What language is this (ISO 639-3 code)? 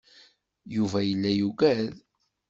kab